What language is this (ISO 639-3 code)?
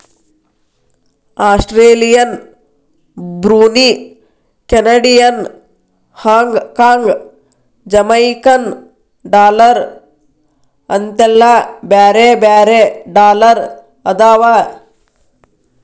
kan